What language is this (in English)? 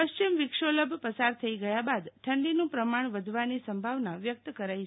Gujarati